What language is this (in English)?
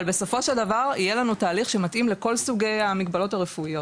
Hebrew